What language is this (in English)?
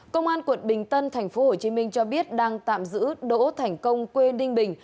Vietnamese